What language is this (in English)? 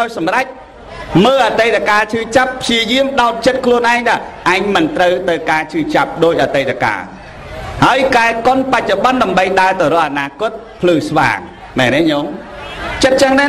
Vietnamese